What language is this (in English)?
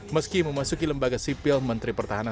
Indonesian